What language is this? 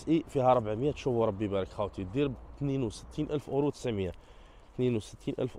Arabic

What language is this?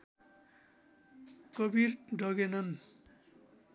Nepali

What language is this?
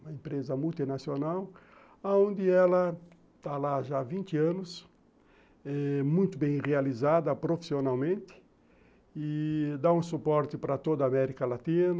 Portuguese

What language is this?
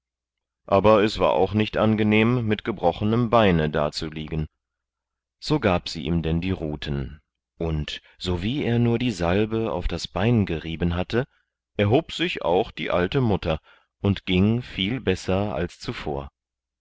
German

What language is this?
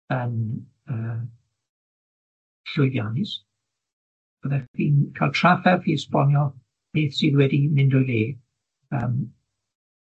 Welsh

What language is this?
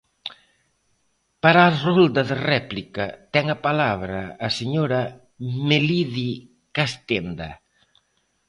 Galician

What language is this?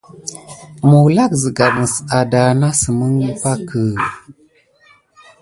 Gidar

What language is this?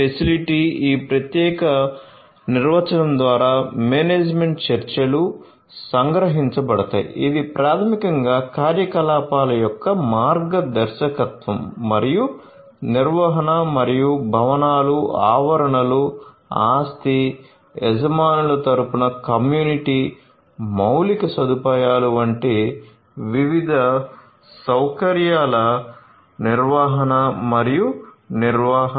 Telugu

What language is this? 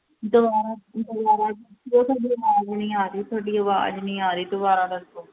Punjabi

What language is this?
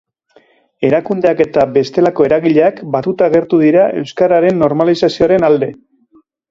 Basque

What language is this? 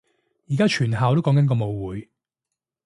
Cantonese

